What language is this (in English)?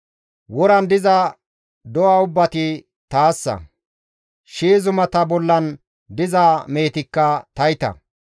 Gamo